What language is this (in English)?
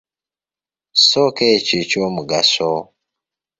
Ganda